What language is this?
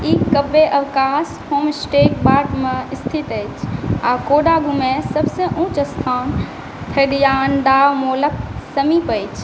Maithili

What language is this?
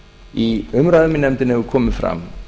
Icelandic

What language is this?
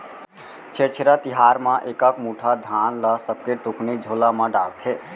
Chhattisgarhi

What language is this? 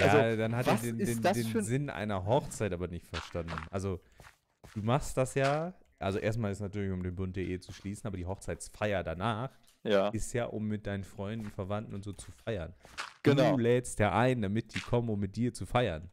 German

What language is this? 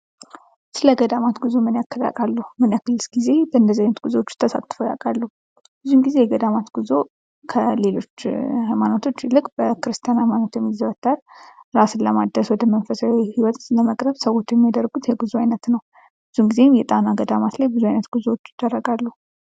Amharic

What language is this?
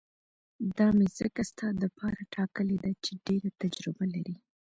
Pashto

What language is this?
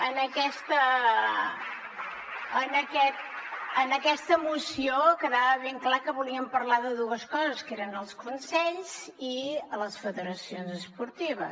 Catalan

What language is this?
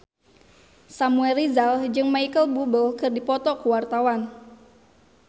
Sundanese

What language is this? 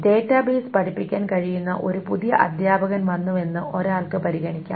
Malayalam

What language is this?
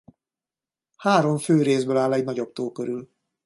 Hungarian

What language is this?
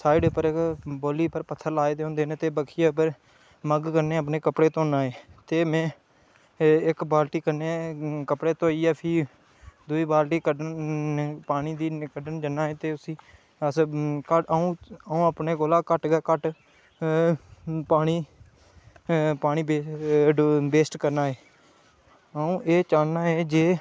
Dogri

